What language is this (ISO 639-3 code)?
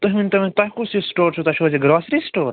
kas